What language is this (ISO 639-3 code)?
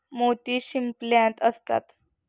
mar